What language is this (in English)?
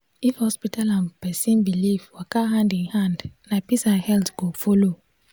Nigerian Pidgin